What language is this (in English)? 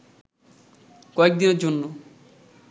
Bangla